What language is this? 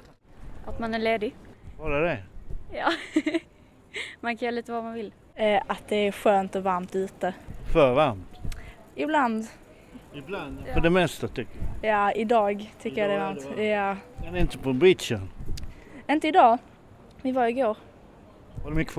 Swedish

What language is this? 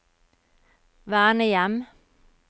Norwegian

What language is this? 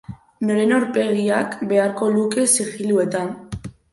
Basque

